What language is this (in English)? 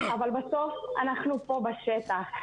Hebrew